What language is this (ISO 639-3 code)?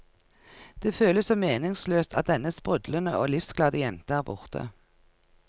nor